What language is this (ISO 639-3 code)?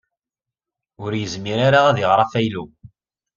kab